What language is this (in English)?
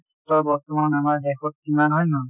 Assamese